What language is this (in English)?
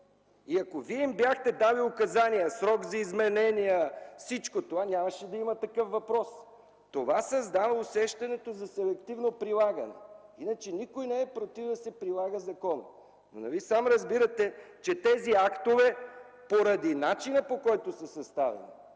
Bulgarian